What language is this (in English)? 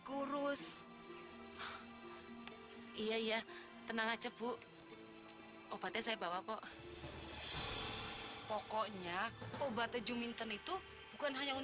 Indonesian